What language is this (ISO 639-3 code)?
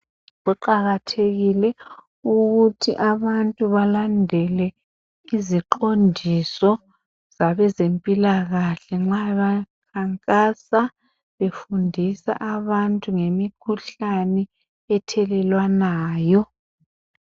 nde